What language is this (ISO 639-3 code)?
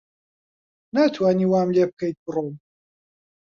ckb